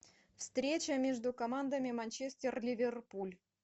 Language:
Russian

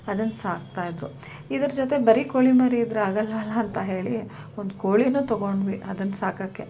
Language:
Kannada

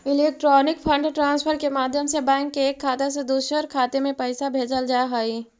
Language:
Magahi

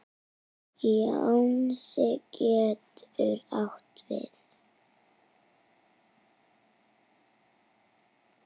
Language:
Icelandic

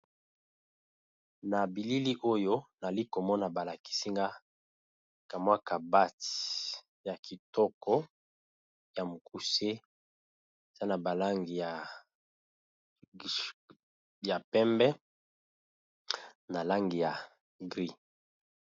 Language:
Lingala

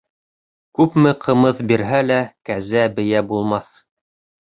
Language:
Bashkir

